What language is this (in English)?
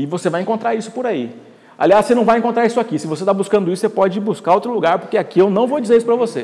Portuguese